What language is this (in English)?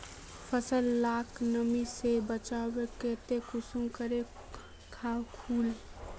Magahi